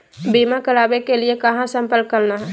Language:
Magahi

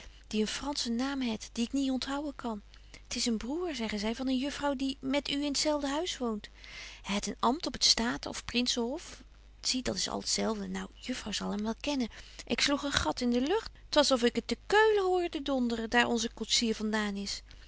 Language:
Dutch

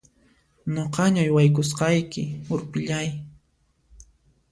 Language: Puno Quechua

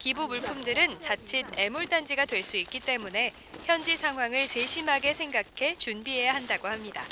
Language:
Korean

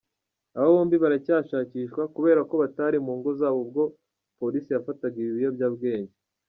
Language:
Kinyarwanda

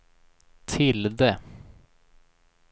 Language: Swedish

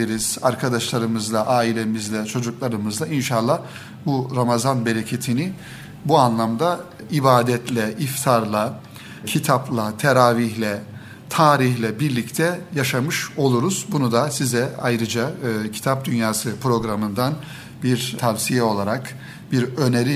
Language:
Turkish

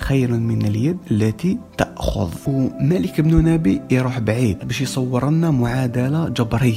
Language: Arabic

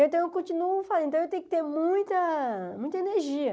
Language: Portuguese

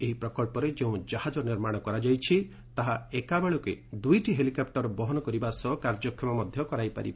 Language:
Odia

